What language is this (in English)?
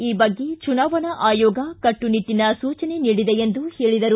Kannada